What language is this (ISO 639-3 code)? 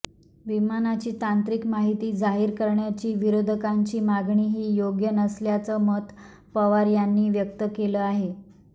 mar